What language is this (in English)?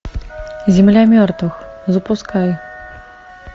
Russian